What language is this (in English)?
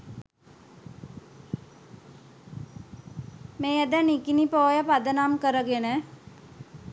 Sinhala